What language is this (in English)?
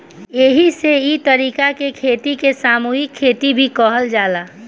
Bhojpuri